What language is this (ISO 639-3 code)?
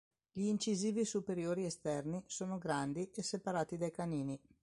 ita